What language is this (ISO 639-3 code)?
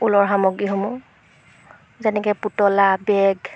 asm